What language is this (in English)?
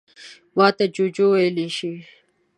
Pashto